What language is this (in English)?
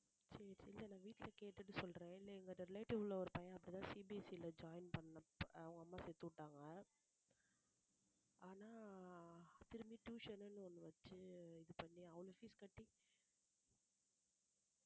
Tamil